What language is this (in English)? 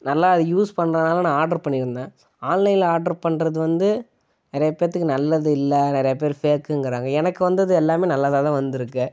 Tamil